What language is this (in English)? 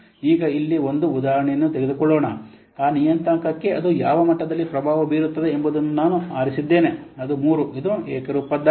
Kannada